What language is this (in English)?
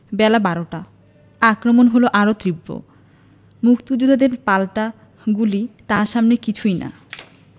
Bangla